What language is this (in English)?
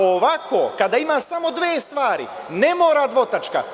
Serbian